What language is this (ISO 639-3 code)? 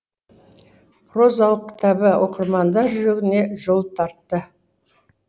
kaz